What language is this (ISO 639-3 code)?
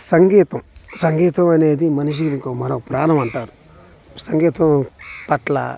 tel